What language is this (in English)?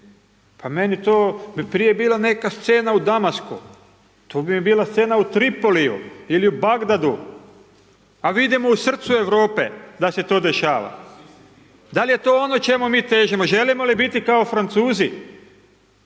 Croatian